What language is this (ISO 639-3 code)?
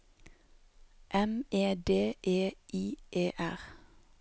nor